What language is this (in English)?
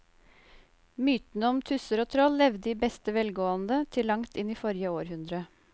Norwegian